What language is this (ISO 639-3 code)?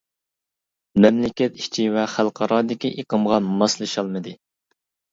uig